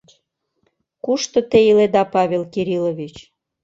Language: Mari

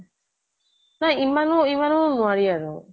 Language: Assamese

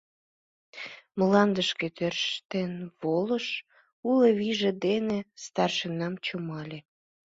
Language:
Mari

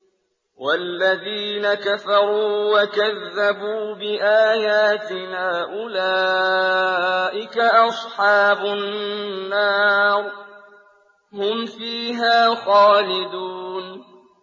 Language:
Arabic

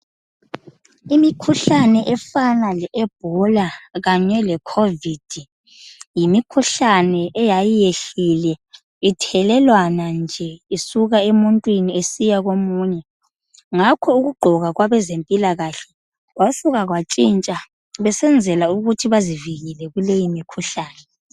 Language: North Ndebele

